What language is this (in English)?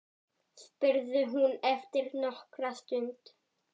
Icelandic